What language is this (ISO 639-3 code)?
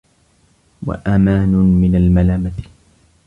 ara